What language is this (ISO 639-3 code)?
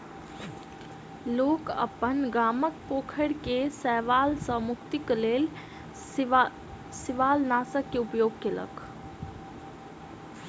mai